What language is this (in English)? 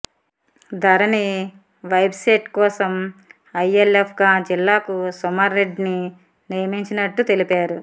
Telugu